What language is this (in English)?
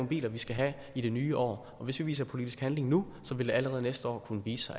Danish